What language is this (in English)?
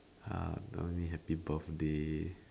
English